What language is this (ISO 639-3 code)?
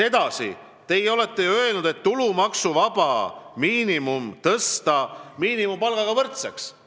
est